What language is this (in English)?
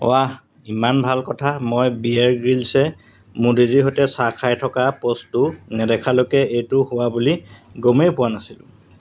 Assamese